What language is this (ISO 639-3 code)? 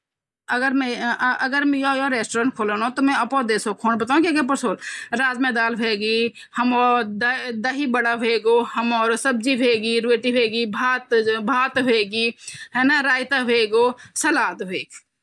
gbm